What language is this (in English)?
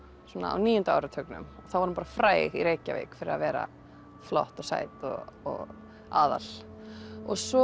Icelandic